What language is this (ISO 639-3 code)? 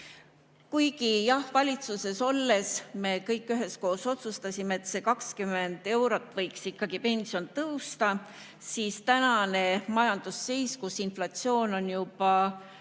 est